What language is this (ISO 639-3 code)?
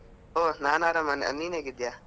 kan